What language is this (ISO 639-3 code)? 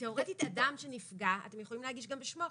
heb